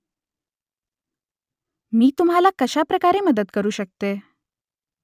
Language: Marathi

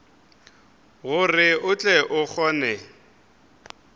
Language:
Northern Sotho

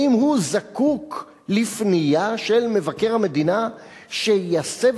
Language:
Hebrew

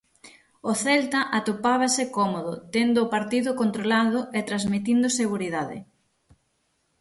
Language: Galician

